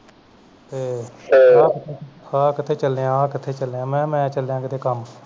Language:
Punjabi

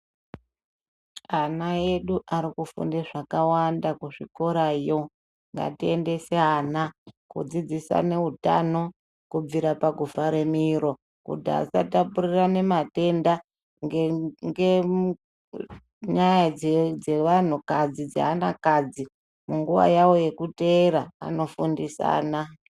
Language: Ndau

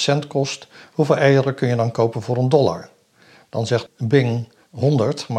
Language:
Dutch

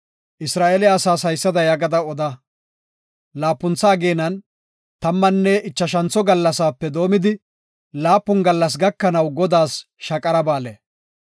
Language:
Gofa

